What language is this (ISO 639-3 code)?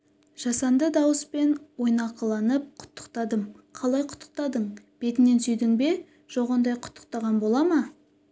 kaz